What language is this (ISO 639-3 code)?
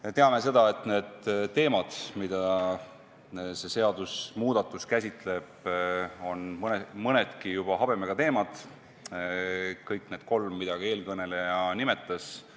est